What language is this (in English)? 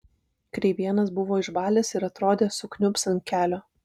Lithuanian